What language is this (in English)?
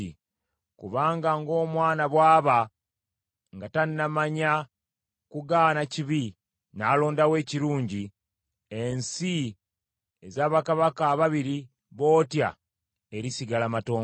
Ganda